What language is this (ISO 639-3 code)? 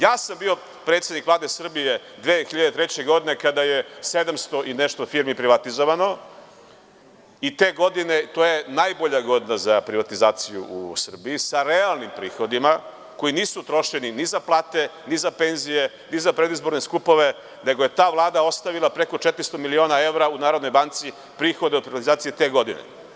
srp